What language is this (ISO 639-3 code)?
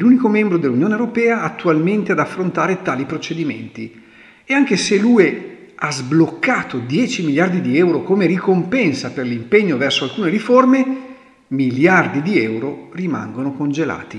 ita